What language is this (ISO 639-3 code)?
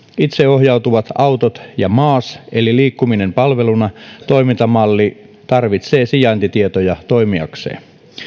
fin